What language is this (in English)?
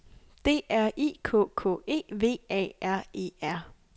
Danish